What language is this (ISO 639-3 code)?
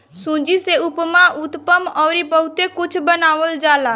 bho